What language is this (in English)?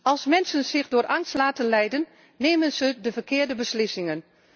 Dutch